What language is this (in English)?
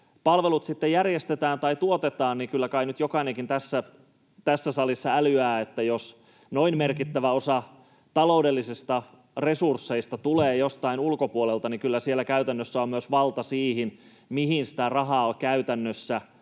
Finnish